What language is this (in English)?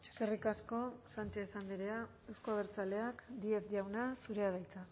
Basque